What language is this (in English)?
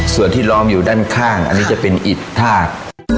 Thai